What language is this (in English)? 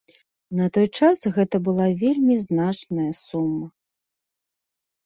Belarusian